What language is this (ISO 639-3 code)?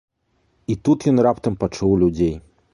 bel